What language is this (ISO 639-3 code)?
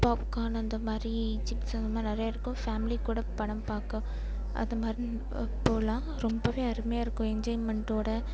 tam